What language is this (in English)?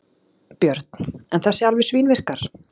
Icelandic